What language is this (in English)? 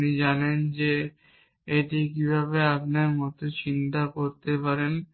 Bangla